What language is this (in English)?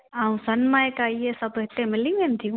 Sindhi